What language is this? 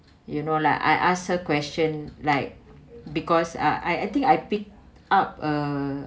English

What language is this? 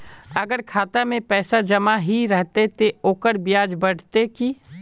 Magahi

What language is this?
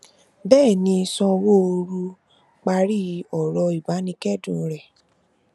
Yoruba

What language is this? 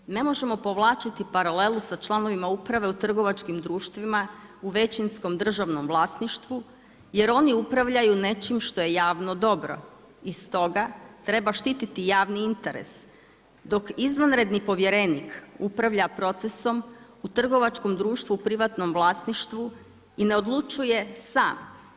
Croatian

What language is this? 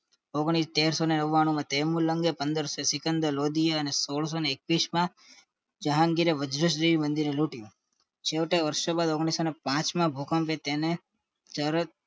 Gujarati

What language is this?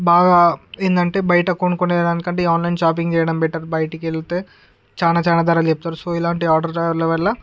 Telugu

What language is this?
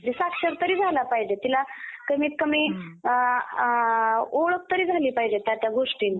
Marathi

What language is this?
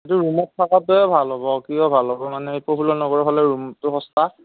Assamese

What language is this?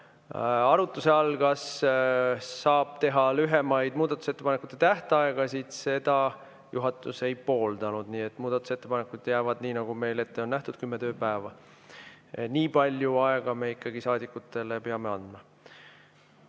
Estonian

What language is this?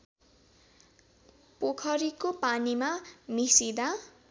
Nepali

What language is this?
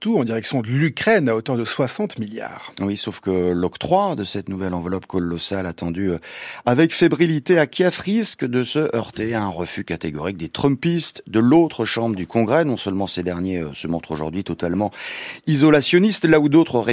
French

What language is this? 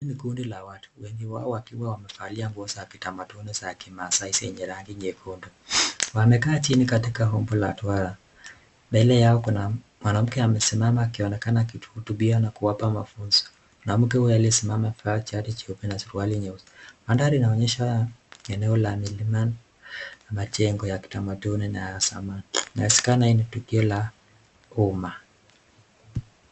Swahili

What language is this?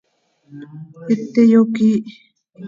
Seri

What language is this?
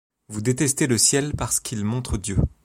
French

